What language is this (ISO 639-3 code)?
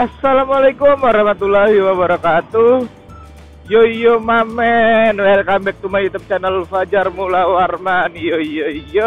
ind